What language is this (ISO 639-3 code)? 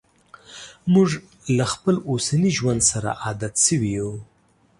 pus